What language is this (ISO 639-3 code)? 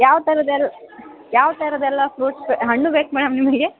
kan